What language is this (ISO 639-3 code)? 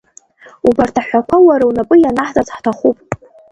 abk